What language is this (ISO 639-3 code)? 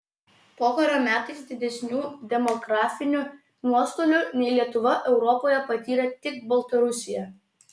lit